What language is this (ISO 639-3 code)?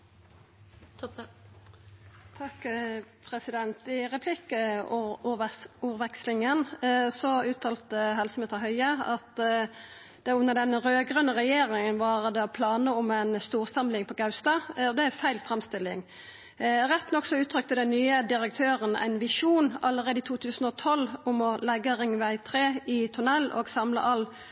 nno